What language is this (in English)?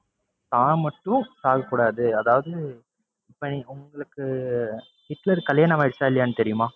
Tamil